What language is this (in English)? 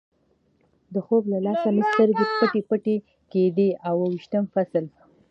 Pashto